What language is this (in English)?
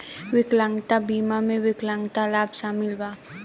Bhojpuri